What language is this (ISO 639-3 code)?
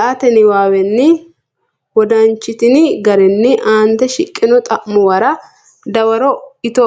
sid